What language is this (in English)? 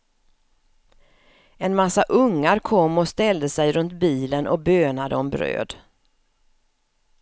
Swedish